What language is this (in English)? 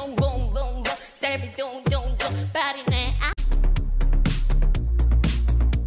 Korean